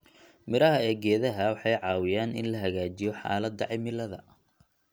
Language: Somali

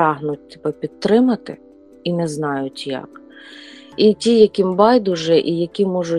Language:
Ukrainian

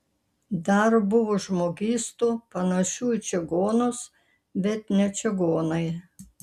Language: Lithuanian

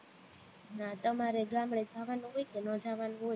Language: Gujarati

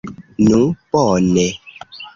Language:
Esperanto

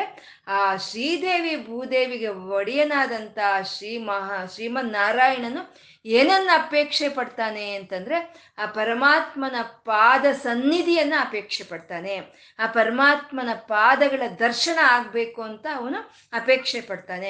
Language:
Kannada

